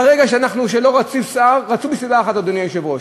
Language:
Hebrew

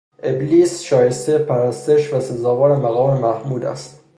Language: Persian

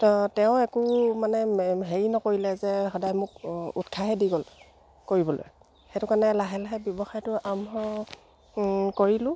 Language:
Assamese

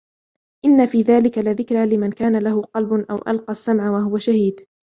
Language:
Arabic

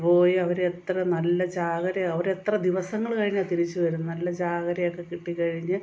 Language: Malayalam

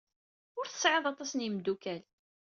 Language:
Kabyle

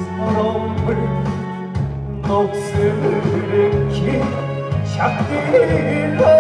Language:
Korean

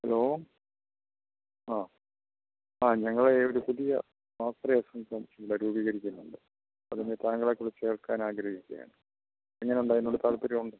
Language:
Malayalam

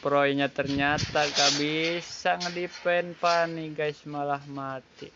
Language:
Indonesian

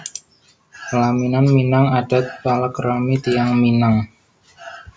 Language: Javanese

